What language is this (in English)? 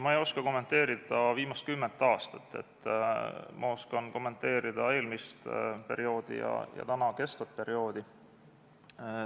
Estonian